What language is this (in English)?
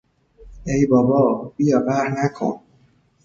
Persian